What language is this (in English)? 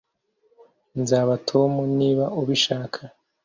Kinyarwanda